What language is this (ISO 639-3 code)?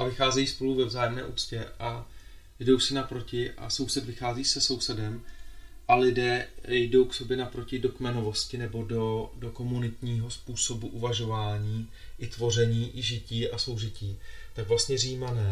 ces